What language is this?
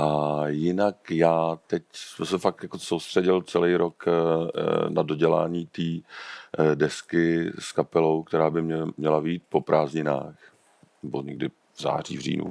Czech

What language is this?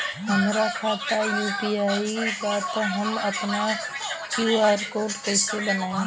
Bhojpuri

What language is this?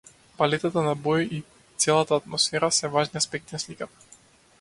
Macedonian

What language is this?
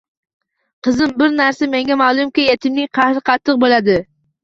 Uzbek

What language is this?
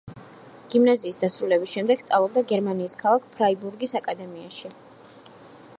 Georgian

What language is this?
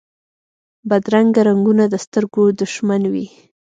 Pashto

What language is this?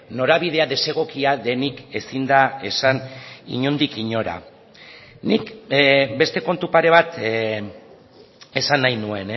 Basque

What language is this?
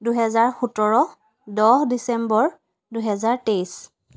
Assamese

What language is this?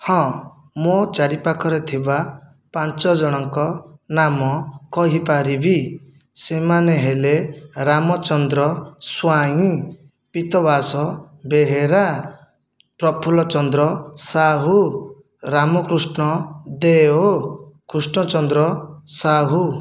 Odia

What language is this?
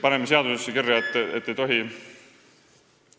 Estonian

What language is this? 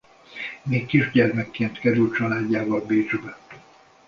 Hungarian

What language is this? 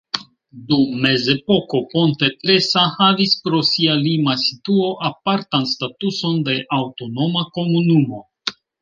Esperanto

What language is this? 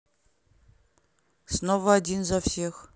Russian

